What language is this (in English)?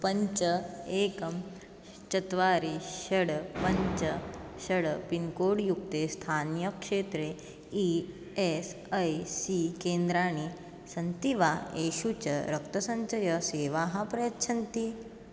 Sanskrit